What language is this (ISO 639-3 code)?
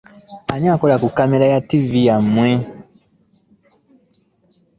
lug